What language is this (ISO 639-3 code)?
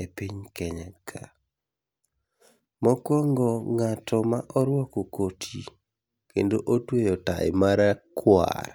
luo